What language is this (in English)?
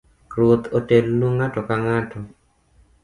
Luo (Kenya and Tanzania)